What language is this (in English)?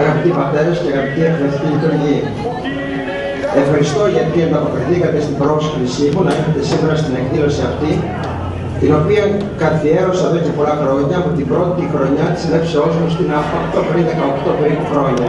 Greek